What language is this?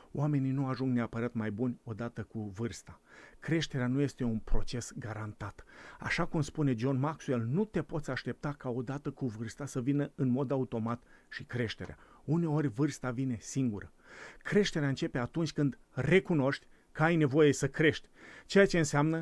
Romanian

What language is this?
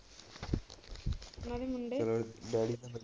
Punjabi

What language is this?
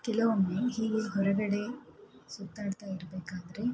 Kannada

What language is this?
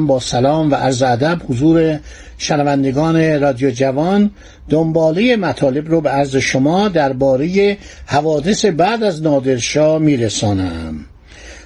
Persian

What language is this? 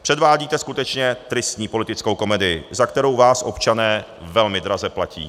Czech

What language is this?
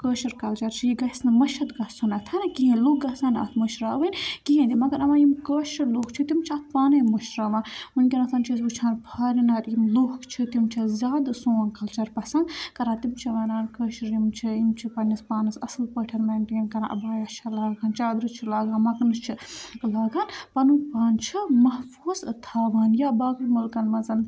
Kashmiri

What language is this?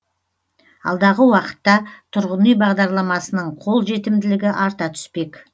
Kazakh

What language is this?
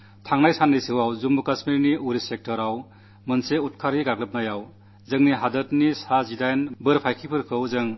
Malayalam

